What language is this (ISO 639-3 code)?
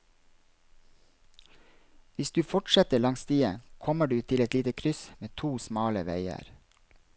nor